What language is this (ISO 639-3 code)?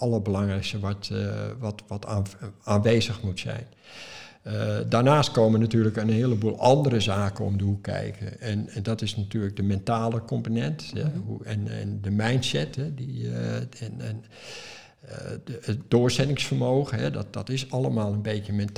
nld